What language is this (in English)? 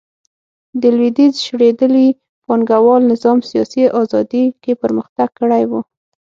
Pashto